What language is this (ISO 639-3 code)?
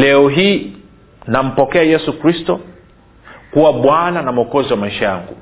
swa